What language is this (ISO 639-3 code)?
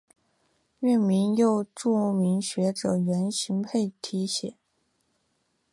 zho